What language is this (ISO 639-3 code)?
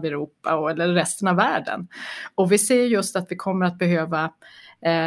swe